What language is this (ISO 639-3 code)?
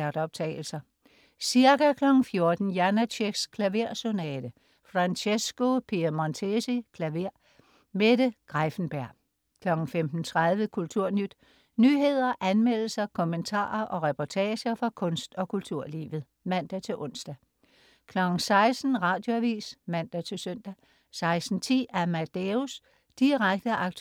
dan